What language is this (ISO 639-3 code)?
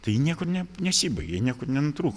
lit